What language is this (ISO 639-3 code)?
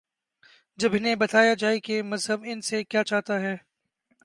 urd